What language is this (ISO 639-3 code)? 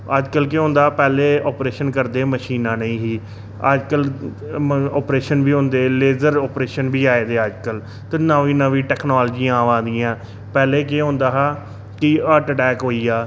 doi